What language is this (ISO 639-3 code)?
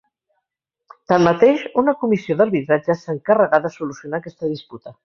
cat